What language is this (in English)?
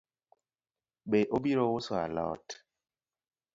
Luo (Kenya and Tanzania)